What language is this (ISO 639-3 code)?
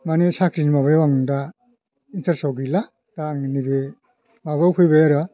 brx